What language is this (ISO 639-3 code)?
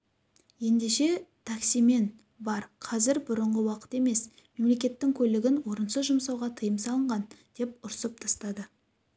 kaz